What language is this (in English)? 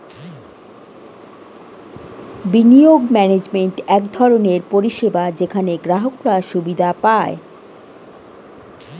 Bangla